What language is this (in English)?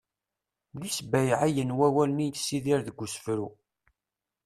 Kabyle